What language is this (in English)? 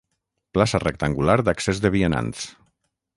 Catalan